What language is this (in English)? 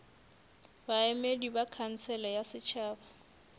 Northern Sotho